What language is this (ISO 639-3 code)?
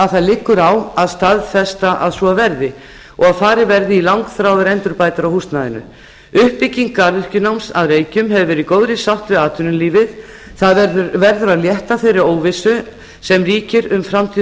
isl